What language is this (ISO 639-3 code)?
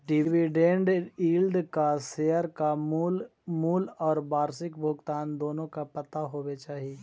mag